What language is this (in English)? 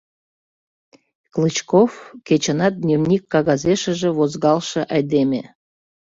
Mari